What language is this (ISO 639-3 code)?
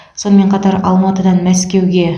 kaz